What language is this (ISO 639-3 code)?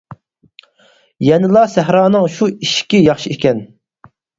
uig